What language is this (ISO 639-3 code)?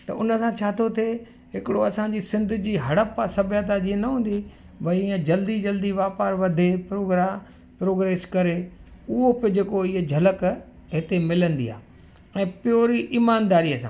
snd